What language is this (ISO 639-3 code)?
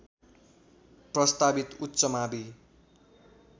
nep